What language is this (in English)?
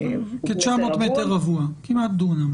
Hebrew